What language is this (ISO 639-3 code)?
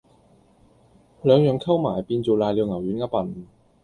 yue